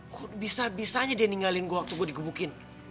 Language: Indonesian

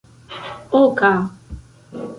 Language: Esperanto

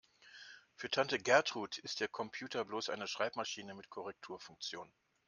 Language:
German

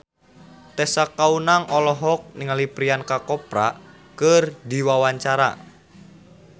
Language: Sundanese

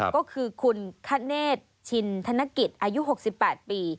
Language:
Thai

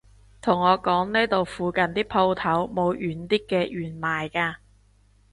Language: Cantonese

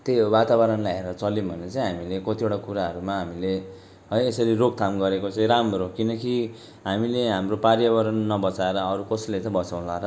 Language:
Nepali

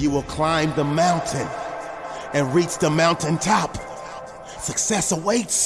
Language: English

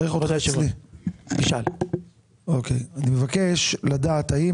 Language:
Hebrew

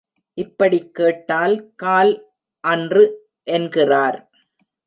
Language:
Tamil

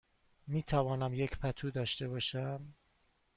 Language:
Persian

